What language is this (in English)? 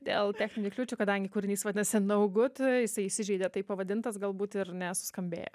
Lithuanian